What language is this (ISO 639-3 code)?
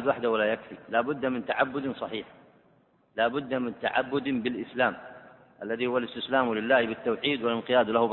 ara